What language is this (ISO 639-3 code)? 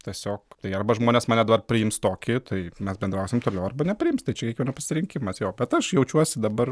lit